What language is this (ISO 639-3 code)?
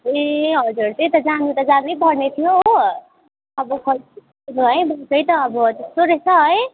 nep